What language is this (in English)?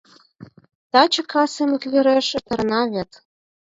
Mari